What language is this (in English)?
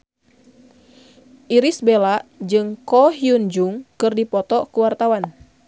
Sundanese